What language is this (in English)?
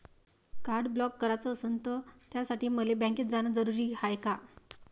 Marathi